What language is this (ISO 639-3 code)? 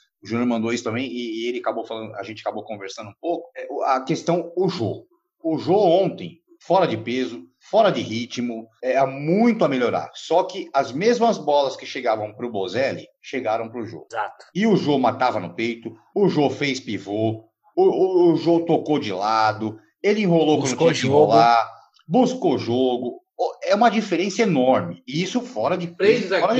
por